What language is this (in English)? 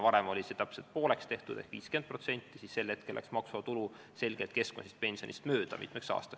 Estonian